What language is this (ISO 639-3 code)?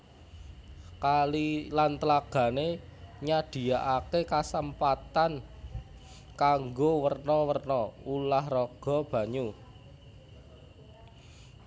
jav